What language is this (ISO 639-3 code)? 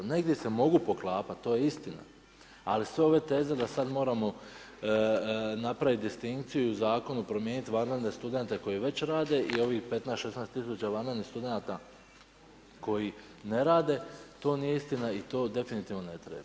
hrv